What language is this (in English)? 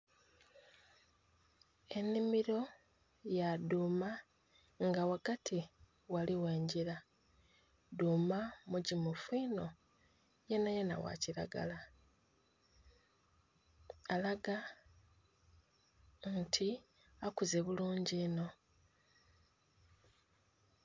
Soga